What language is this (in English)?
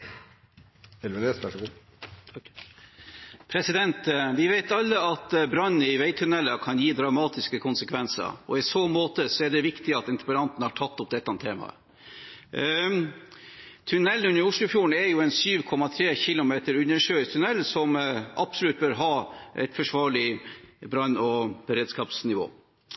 Norwegian Bokmål